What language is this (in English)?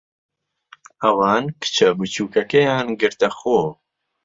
Central Kurdish